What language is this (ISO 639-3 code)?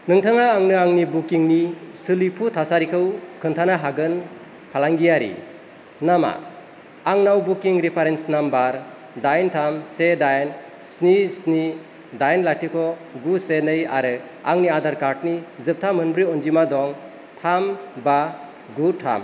brx